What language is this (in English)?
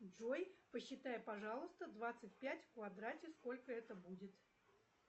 Russian